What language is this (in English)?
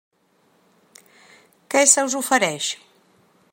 Catalan